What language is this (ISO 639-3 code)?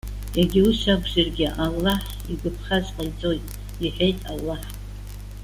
abk